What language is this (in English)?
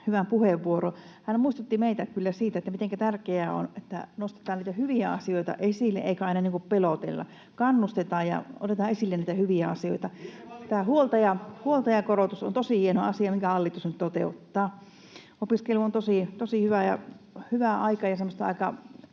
Finnish